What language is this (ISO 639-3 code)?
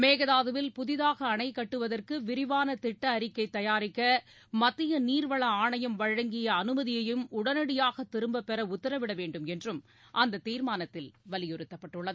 tam